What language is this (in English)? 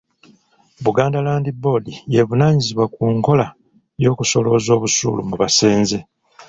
Ganda